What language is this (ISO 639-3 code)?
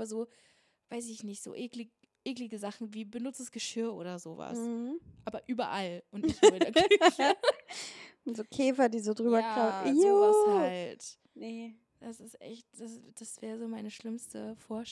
deu